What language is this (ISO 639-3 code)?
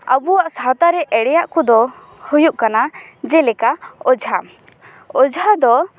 sat